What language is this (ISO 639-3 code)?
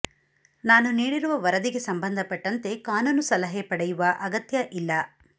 kan